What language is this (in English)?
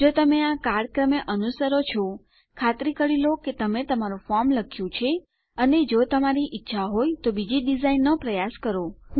Gujarati